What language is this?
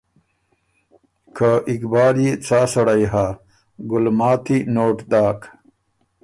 Ormuri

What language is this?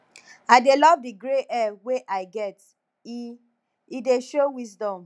Nigerian Pidgin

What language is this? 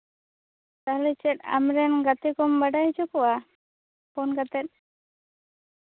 Santali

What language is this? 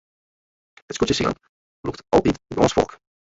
Western Frisian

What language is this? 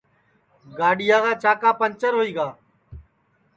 Sansi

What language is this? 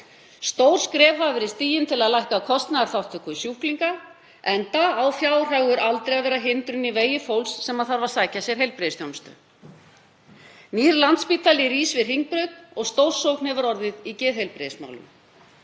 Icelandic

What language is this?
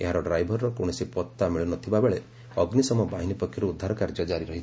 Odia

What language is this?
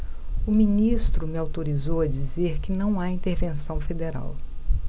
Portuguese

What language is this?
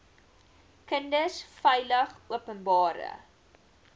Afrikaans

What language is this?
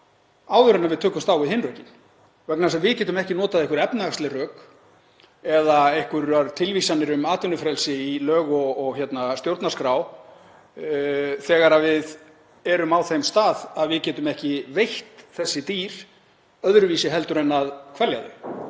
Icelandic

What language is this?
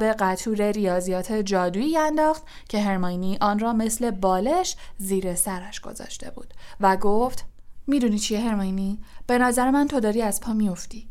Persian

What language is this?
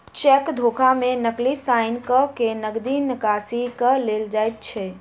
Maithili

